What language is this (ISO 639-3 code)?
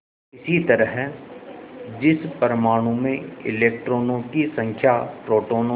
hin